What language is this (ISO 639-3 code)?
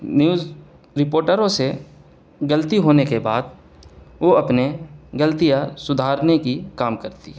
urd